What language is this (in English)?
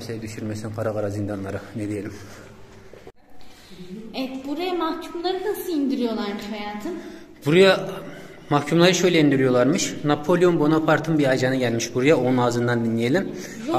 Turkish